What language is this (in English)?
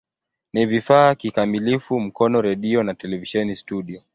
Swahili